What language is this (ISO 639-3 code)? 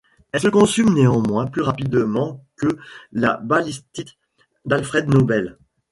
fra